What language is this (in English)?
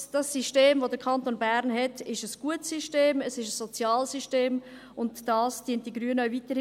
Swiss German